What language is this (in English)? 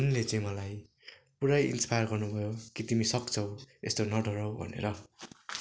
Nepali